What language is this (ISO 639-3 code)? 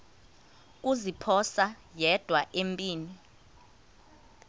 xho